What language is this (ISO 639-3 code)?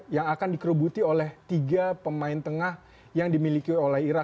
ind